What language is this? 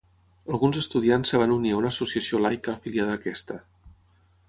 Catalan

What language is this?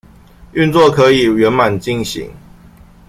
Chinese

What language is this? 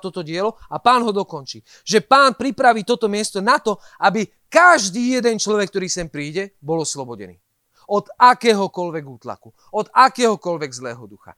Slovak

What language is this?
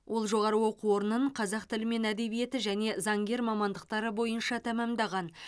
Kazakh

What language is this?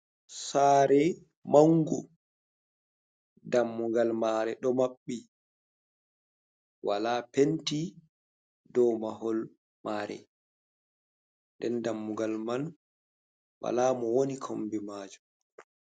Fula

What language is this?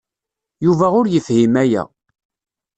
Kabyle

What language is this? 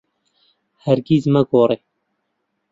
Central Kurdish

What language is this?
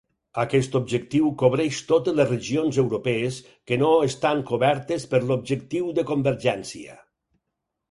Catalan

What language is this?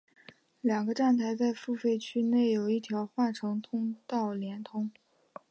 Chinese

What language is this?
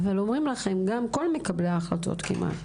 Hebrew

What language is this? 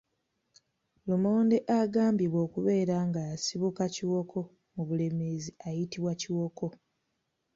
Ganda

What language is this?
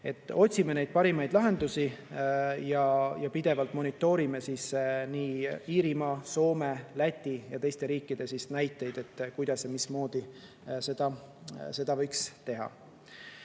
Estonian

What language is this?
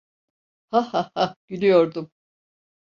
Turkish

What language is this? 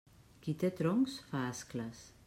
Catalan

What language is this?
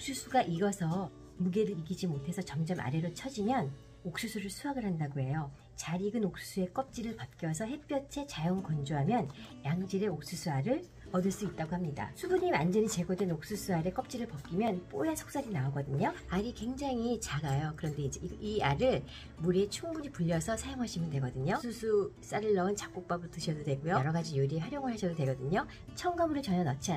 Korean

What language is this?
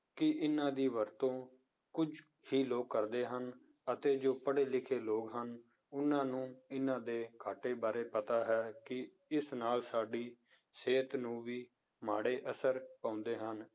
Punjabi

